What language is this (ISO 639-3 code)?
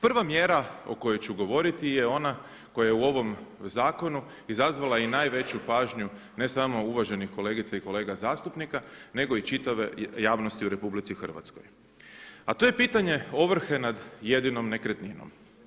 hrv